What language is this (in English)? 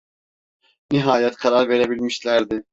Turkish